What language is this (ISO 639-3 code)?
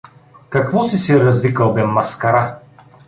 bul